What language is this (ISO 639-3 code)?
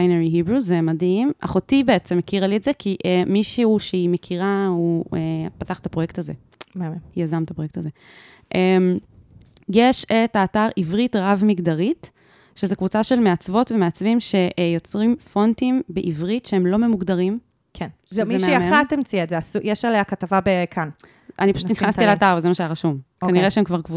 heb